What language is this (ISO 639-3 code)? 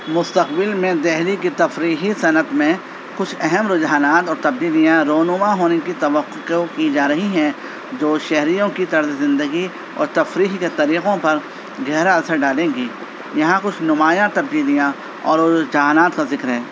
urd